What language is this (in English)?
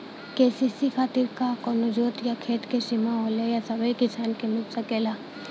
Bhojpuri